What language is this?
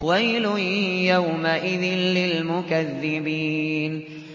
Arabic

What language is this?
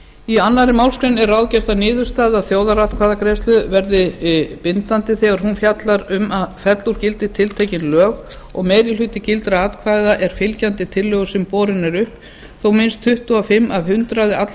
Icelandic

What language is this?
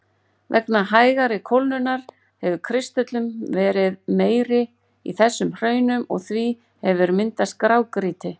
Icelandic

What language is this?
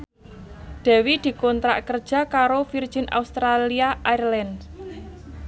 Javanese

